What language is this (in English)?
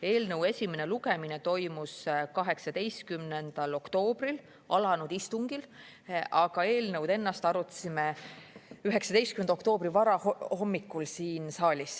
Estonian